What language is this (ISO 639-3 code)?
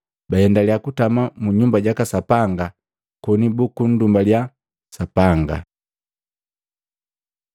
mgv